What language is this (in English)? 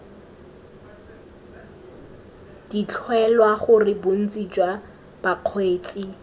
Tswana